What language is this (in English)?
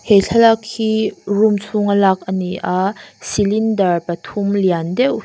Mizo